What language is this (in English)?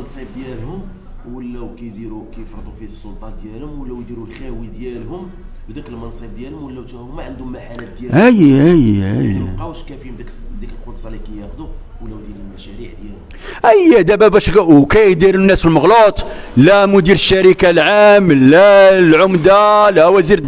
Arabic